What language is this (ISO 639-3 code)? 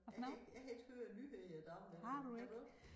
dan